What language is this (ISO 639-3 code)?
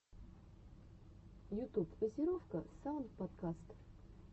rus